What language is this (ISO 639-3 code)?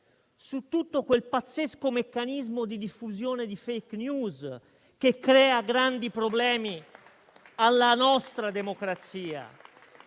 ita